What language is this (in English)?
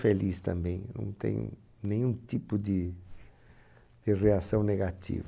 Portuguese